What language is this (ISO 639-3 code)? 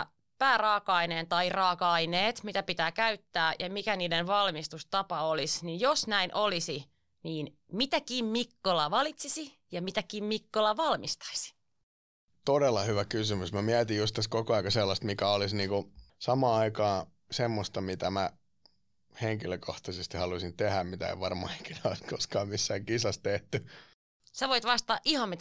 fin